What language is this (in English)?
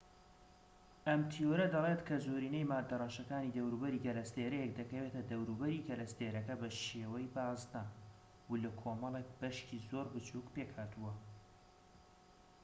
Central Kurdish